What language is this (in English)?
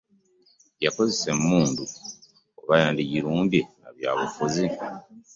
Ganda